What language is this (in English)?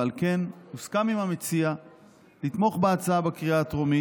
Hebrew